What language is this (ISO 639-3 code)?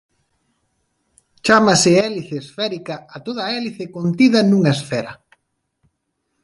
glg